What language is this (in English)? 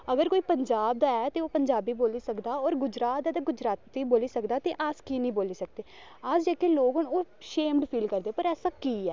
Dogri